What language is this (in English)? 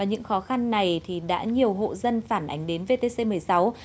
Vietnamese